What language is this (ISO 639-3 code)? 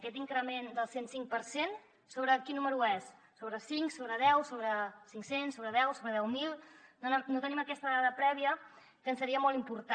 cat